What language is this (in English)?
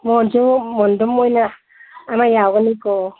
Manipuri